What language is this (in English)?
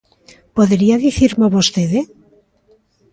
Galician